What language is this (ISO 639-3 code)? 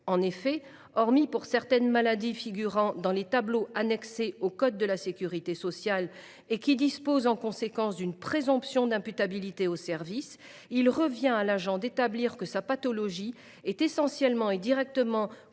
fra